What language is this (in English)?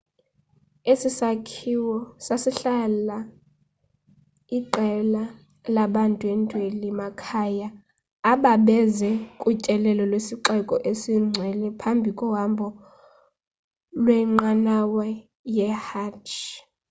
Xhosa